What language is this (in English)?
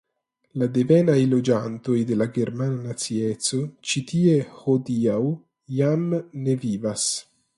Esperanto